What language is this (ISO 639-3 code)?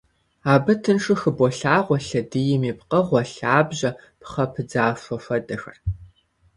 kbd